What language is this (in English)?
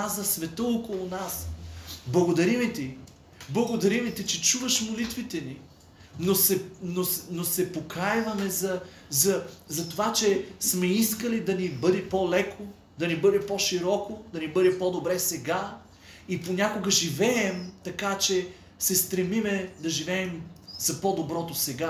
Bulgarian